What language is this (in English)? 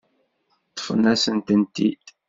Kabyle